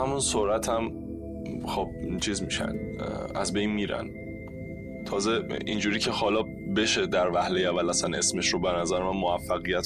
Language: Persian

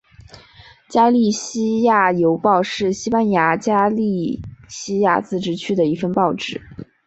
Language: Chinese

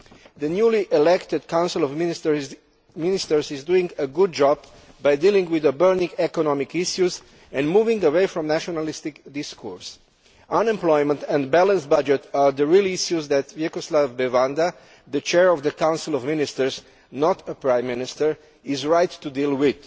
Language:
English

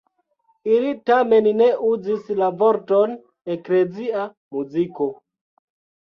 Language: Esperanto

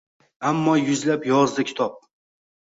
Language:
Uzbek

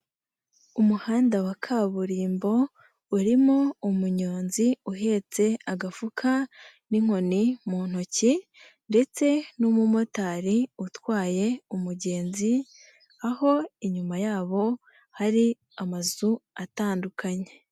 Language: Kinyarwanda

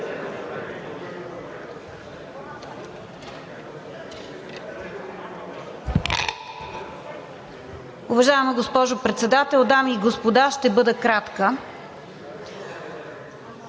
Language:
Bulgarian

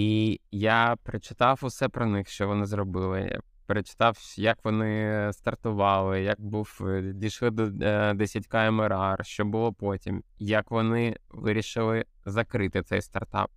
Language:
Ukrainian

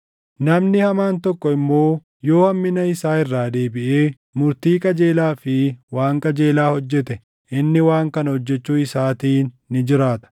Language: Oromo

